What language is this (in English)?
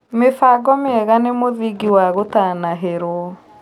Kikuyu